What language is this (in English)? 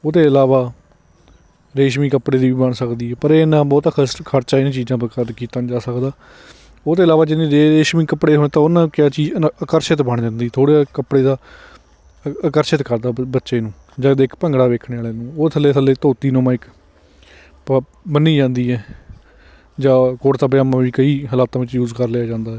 Punjabi